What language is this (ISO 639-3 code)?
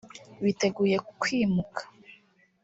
kin